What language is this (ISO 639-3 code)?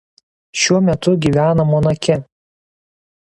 lit